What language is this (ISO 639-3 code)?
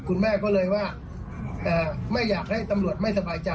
tha